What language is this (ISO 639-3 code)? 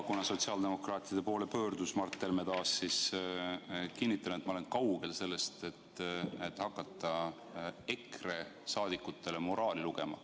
est